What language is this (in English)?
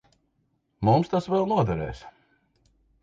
Latvian